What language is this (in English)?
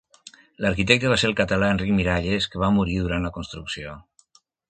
Catalan